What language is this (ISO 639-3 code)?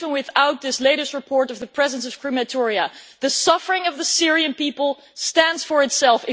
eng